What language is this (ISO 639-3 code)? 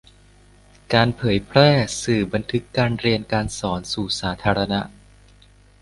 tha